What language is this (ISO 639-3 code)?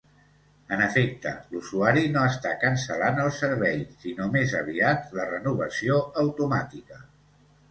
cat